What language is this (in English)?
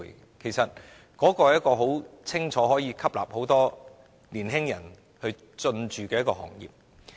Cantonese